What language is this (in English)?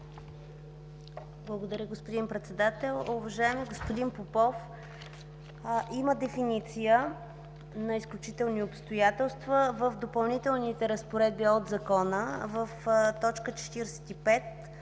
Bulgarian